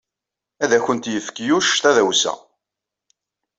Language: Kabyle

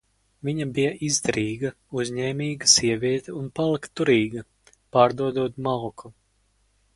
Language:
Latvian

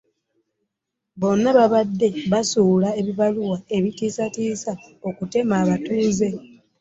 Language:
Ganda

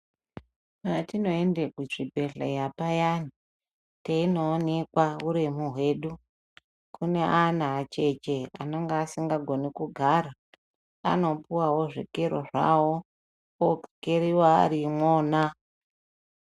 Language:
Ndau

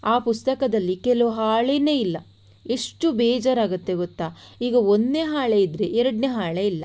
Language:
Kannada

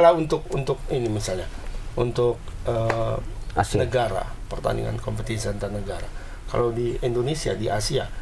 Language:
Indonesian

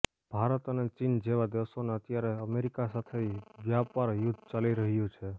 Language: Gujarati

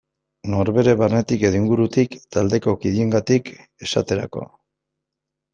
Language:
Basque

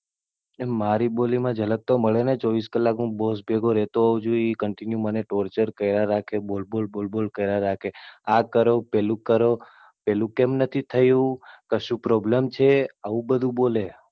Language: Gujarati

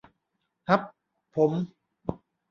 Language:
Thai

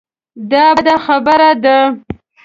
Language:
Pashto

